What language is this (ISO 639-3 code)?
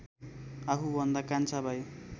nep